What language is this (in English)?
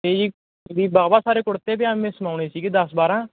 Punjabi